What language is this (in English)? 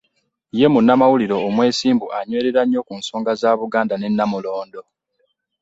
Ganda